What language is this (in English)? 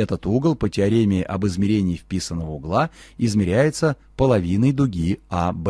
Russian